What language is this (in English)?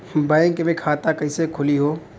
Bhojpuri